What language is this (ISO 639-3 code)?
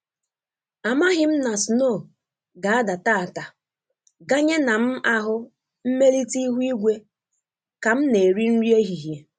ibo